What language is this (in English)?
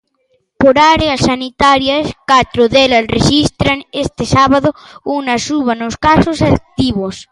Galician